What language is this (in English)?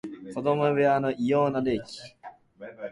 Japanese